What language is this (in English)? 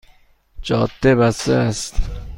Persian